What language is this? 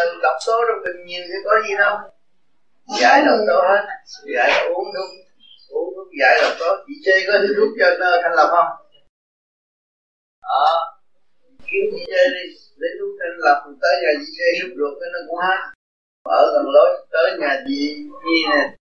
Vietnamese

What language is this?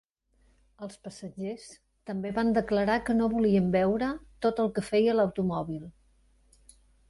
Catalan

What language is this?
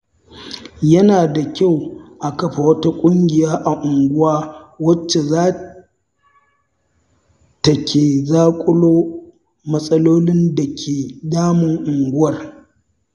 Hausa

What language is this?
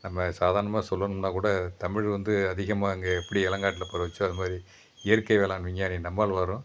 Tamil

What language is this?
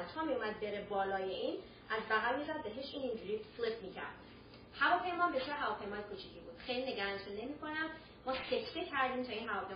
Persian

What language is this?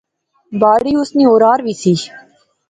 Pahari-Potwari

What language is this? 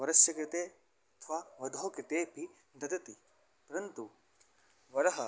Sanskrit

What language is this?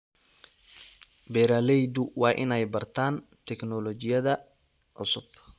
Somali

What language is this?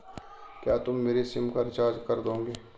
Hindi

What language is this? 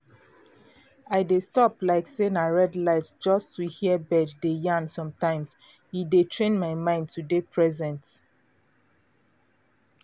Nigerian Pidgin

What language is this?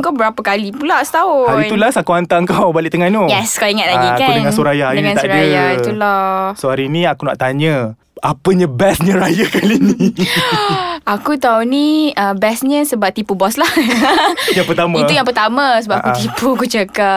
Malay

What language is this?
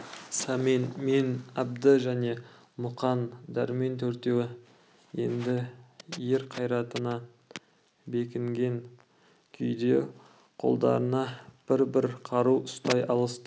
Kazakh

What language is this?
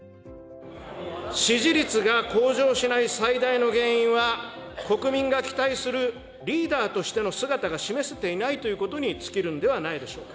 Japanese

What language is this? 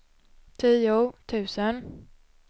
Swedish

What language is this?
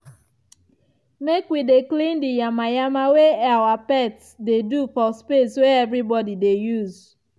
Nigerian Pidgin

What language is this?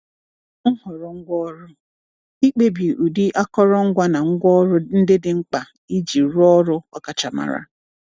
Igbo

